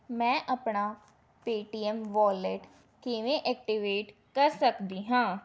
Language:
Punjabi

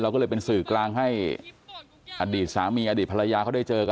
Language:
Thai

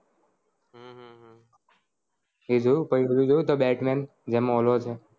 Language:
Gujarati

